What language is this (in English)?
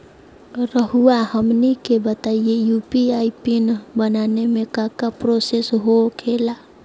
Magahi